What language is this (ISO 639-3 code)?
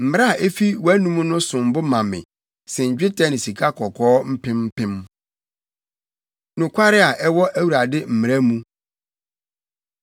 aka